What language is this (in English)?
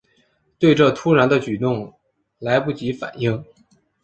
Chinese